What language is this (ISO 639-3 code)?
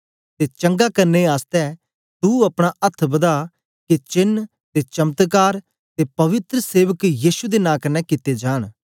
doi